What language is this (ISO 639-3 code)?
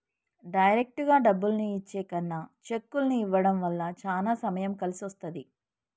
tel